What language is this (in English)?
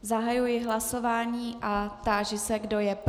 Czech